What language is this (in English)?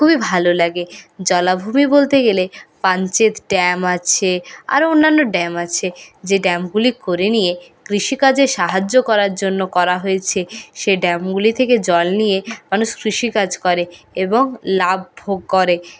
Bangla